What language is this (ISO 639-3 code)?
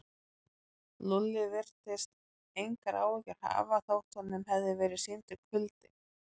isl